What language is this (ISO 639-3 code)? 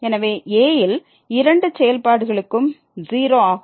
tam